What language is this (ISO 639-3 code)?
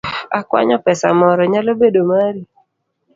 luo